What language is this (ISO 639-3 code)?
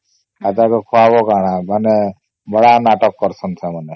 ori